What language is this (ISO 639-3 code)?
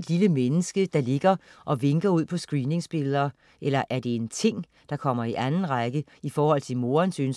dan